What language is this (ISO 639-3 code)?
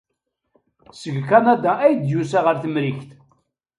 kab